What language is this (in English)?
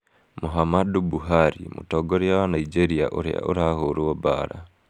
Kikuyu